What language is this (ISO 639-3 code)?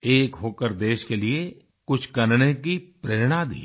hin